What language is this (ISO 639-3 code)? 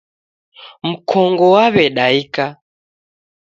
dav